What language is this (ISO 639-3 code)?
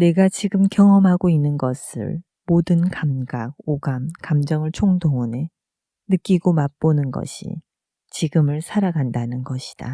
kor